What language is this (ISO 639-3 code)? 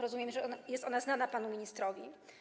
pol